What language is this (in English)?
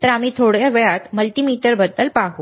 Marathi